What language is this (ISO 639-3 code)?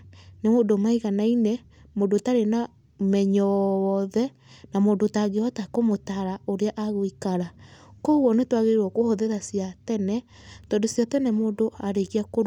kik